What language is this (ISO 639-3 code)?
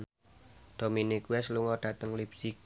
jav